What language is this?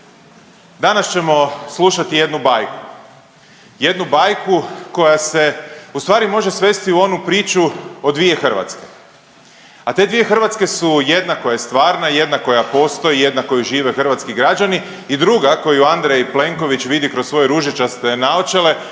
Croatian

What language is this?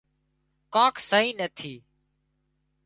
Wadiyara Koli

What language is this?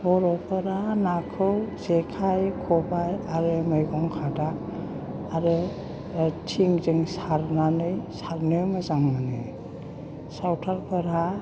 Bodo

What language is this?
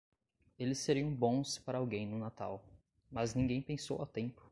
Portuguese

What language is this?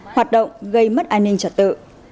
Vietnamese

